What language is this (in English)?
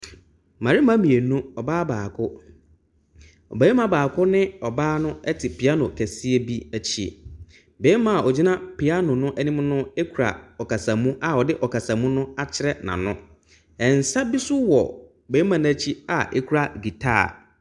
Akan